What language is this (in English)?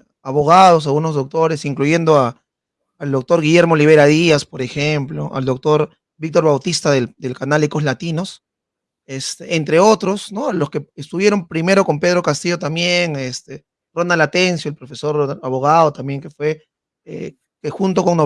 Spanish